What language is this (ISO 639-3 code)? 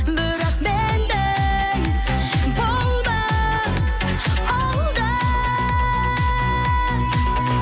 kaz